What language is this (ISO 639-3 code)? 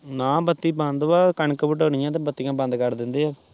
pan